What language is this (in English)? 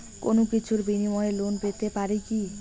Bangla